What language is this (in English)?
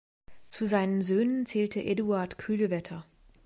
German